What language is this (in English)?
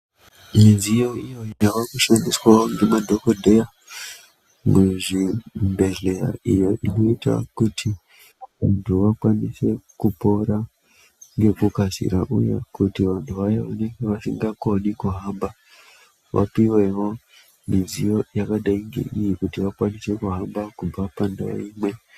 Ndau